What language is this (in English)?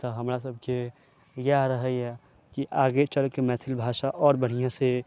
Maithili